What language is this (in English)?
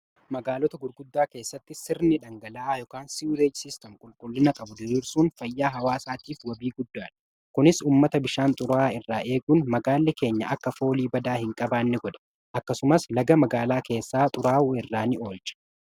Oromo